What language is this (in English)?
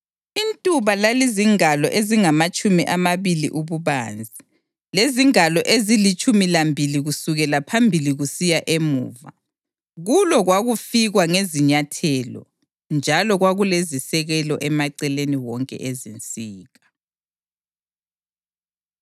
North Ndebele